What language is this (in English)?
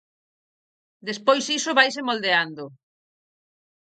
Galician